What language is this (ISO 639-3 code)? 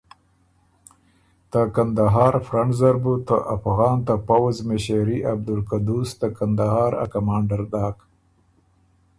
oru